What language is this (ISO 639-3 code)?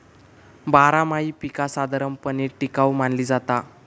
mar